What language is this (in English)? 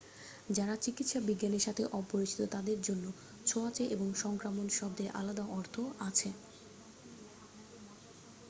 Bangla